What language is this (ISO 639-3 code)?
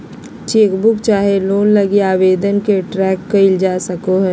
mag